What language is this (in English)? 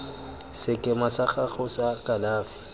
Tswana